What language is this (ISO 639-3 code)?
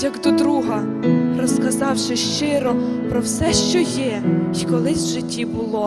ukr